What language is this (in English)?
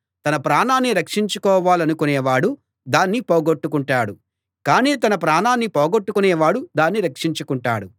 Telugu